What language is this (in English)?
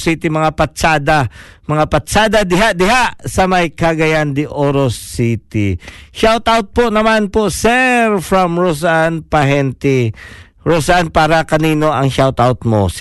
Filipino